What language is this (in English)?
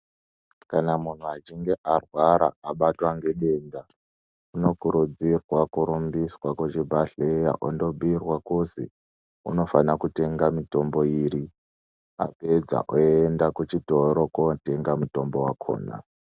Ndau